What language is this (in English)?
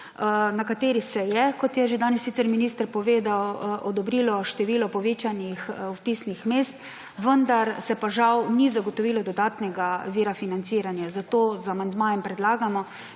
Slovenian